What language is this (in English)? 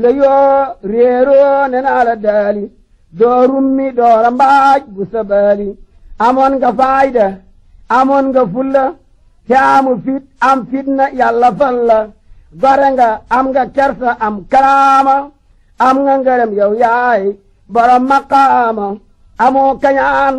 Arabic